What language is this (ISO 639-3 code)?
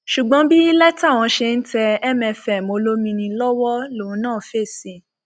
yor